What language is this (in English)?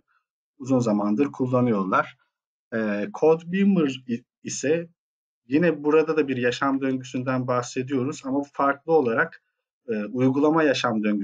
Turkish